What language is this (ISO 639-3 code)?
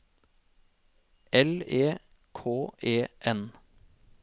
nor